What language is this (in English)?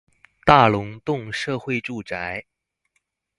Chinese